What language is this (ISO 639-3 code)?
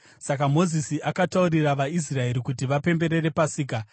sna